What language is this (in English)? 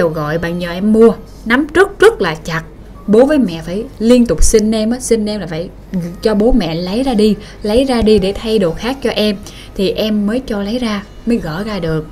Vietnamese